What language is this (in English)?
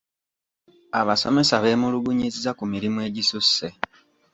Ganda